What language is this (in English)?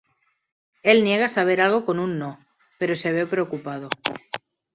Spanish